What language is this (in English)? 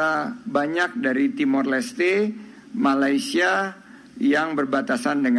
Indonesian